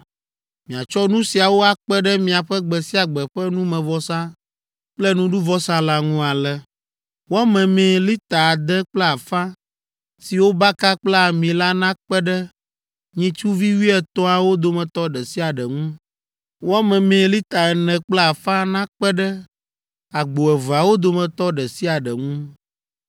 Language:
Ewe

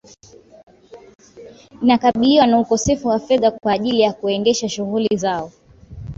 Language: Swahili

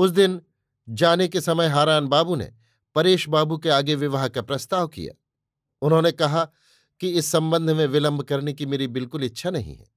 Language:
Hindi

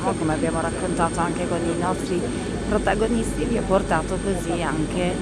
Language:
Italian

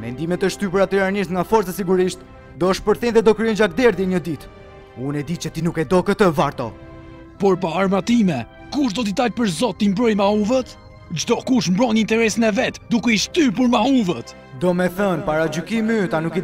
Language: Romanian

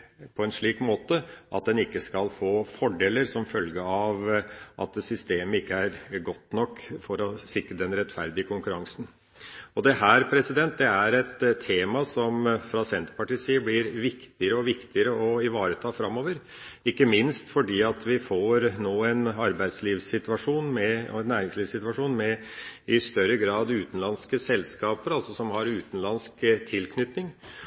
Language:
Norwegian Bokmål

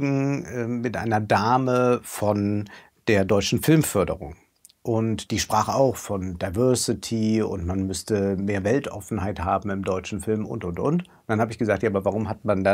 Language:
German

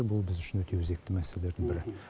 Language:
Kazakh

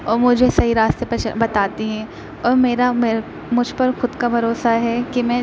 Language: Urdu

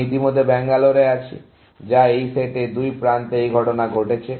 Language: Bangla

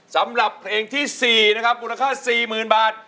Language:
Thai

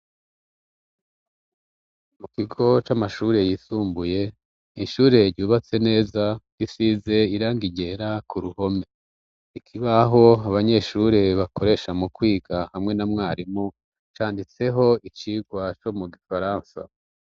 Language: Rundi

